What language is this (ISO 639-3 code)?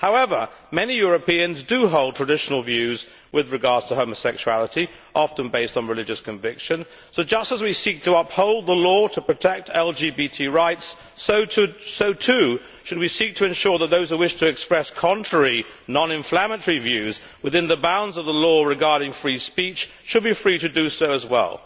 eng